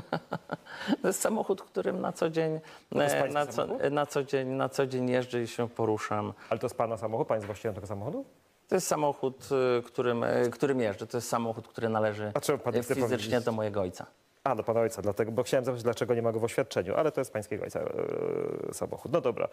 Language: Polish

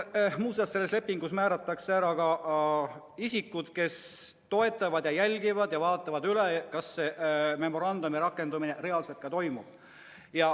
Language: Estonian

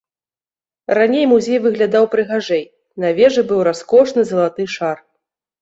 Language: Belarusian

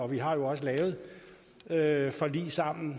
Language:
Danish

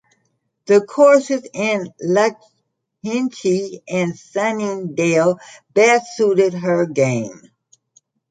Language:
English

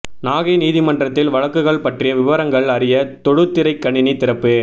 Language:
Tamil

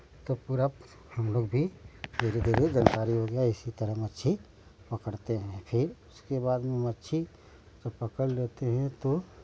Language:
Hindi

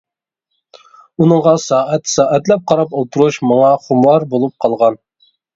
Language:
Uyghur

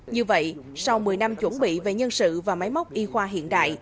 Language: Vietnamese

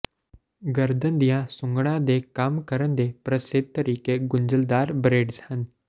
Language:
Punjabi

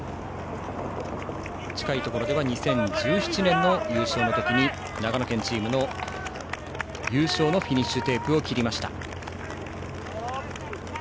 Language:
Japanese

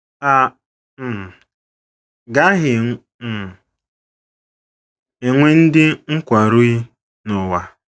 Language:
Igbo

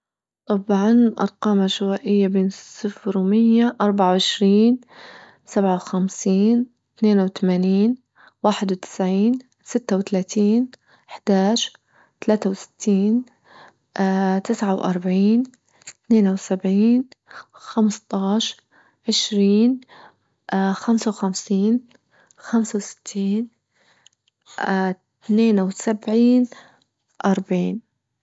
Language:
Libyan Arabic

